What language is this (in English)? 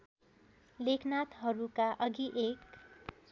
Nepali